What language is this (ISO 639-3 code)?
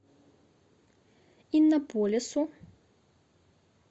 rus